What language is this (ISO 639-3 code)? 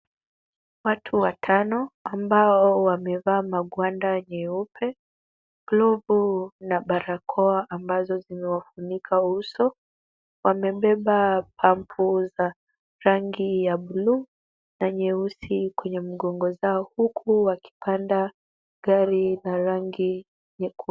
swa